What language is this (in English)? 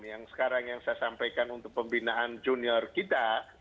Indonesian